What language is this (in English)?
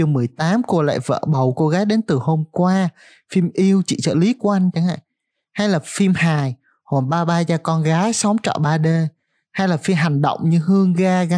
Vietnamese